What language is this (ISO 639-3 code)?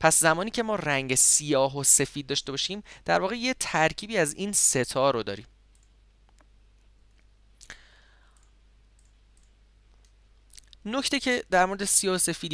fas